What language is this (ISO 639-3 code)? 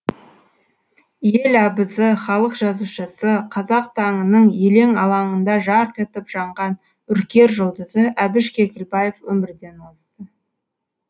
kaz